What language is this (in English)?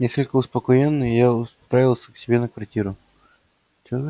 Russian